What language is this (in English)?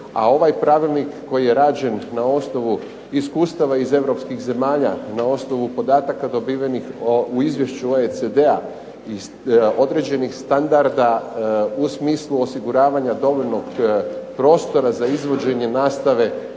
Croatian